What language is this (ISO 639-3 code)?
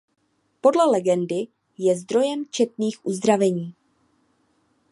ces